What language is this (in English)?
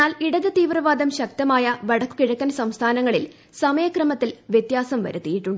Malayalam